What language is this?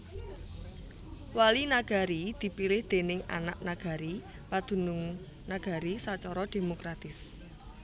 Javanese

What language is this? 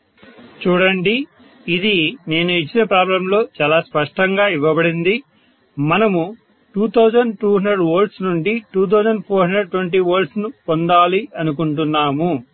Telugu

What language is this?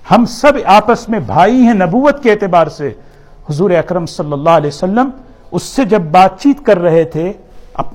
Urdu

